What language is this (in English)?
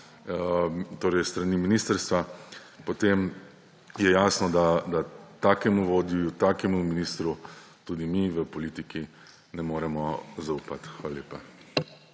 Slovenian